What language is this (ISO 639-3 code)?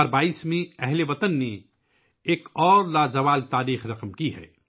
urd